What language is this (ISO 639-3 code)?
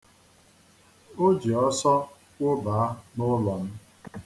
ibo